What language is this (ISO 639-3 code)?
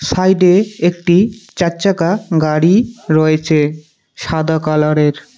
ben